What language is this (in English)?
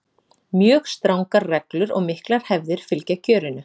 Icelandic